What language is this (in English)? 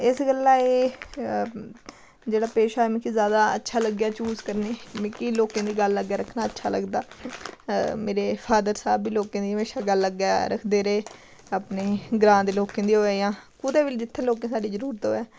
Dogri